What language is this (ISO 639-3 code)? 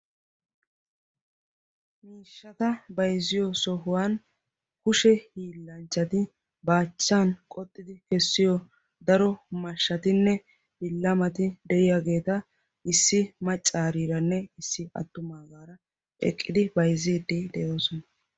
wal